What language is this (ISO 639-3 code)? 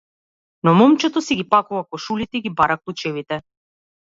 mkd